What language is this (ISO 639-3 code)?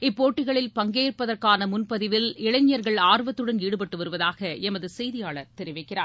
tam